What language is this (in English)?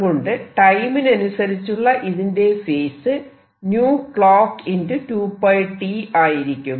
Malayalam